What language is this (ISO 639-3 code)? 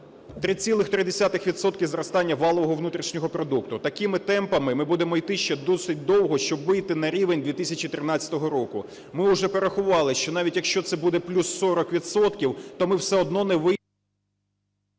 ukr